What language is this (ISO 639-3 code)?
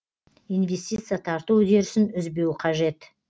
kaz